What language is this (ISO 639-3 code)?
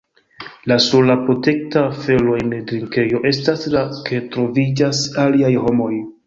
epo